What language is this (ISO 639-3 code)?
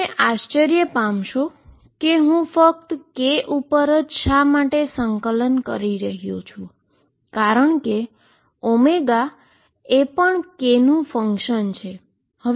guj